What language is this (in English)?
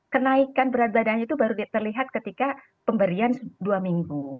Indonesian